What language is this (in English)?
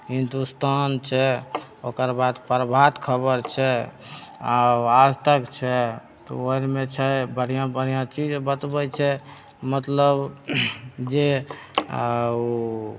Maithili